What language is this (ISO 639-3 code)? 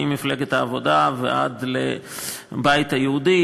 heb